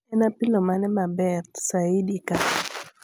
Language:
Luo (Kenya and Tanzania)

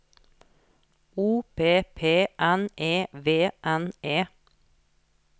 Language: Norwegian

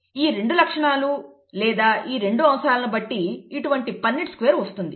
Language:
Telugu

